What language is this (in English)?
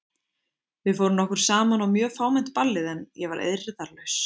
Icelandic